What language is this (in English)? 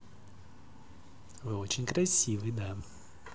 Russian